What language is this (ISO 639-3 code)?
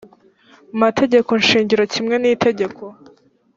kin